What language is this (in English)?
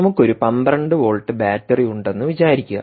Malayalam